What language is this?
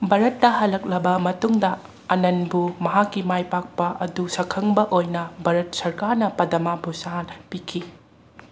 Manipuri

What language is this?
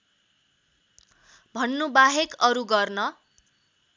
Nepali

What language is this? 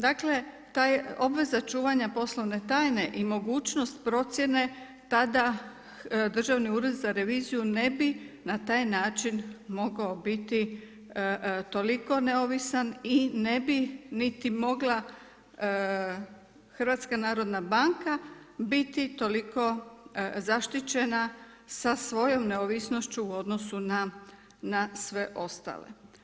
Croatian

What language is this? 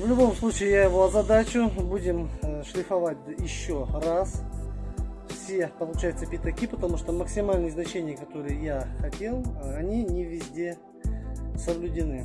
Russian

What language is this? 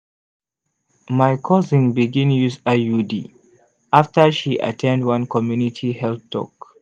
Nigerian Pidgin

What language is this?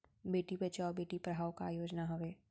Chhattisgarhi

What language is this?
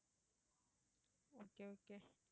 Tamil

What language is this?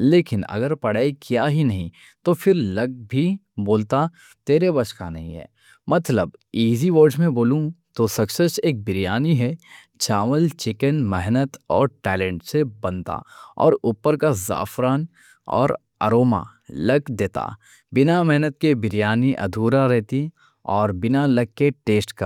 Deccan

